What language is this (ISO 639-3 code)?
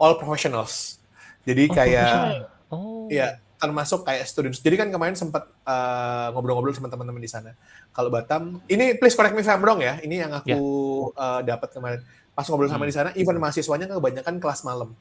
ind